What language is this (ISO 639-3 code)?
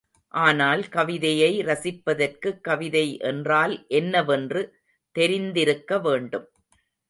tam